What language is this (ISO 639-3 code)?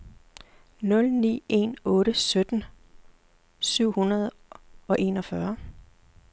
dan